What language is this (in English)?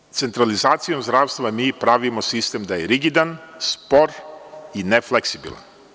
Serbian